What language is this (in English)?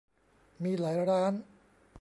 Thai